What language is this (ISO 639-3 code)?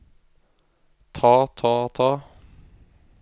nor